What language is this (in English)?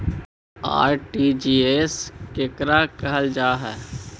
Magahi